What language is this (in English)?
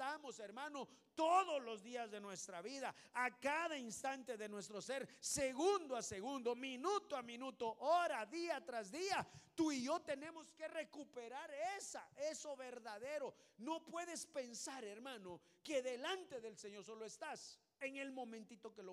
Spanish